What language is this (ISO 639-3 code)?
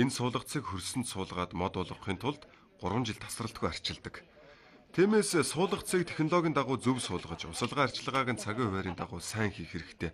tur